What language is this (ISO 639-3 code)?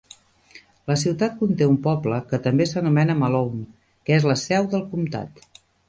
cat